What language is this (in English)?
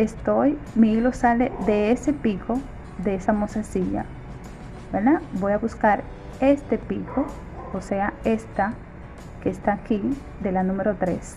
Spanish